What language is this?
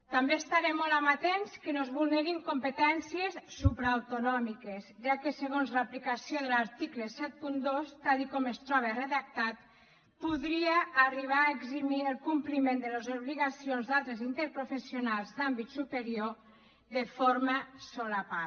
Catalan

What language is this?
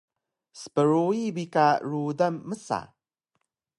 Taroko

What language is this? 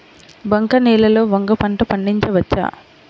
Telugu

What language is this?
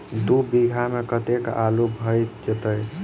Maithili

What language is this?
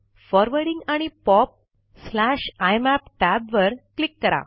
Marathi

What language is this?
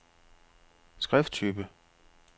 Danish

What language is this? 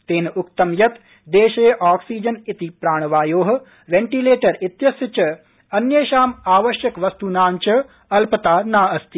Sanskrit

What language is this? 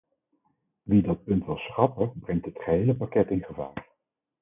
Dutch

